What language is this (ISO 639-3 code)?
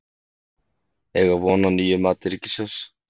isl